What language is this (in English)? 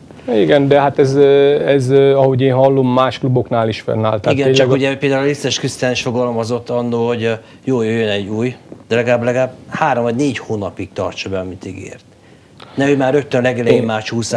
Hungarian